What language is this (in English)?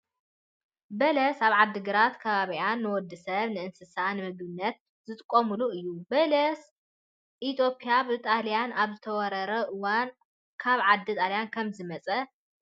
Tigrinya